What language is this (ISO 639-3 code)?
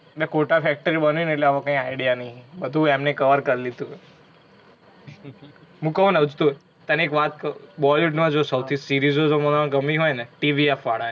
guj